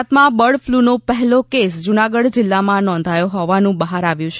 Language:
Gujarati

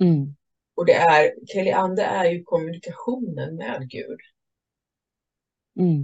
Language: Swedish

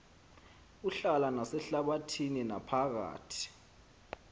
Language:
Xhosa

